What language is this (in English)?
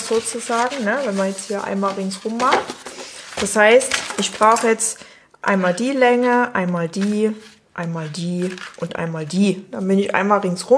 German